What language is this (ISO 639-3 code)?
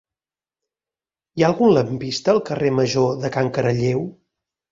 cat